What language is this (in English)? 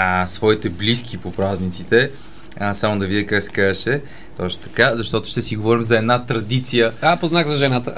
Bulgarian